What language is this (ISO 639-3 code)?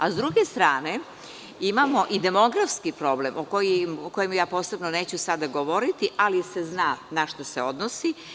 srp